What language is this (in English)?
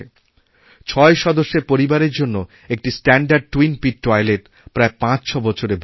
Bangla